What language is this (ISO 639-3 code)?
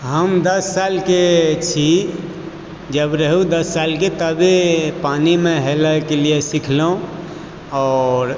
mai